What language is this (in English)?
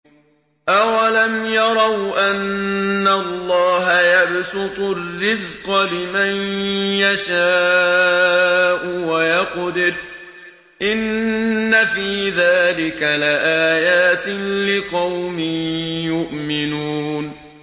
Arabic